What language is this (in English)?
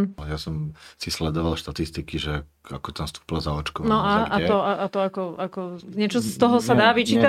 Slovak